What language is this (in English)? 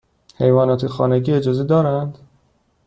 Persian